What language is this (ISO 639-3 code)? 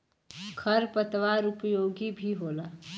bho